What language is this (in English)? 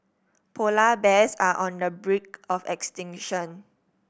English